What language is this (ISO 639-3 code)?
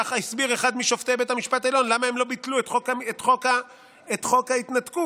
heb